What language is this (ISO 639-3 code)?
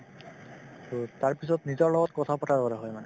asm